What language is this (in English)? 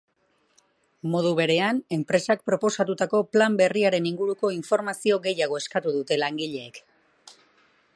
Basque